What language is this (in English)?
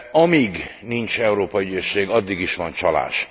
Hungarian